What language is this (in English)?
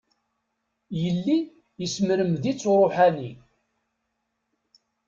Kabyle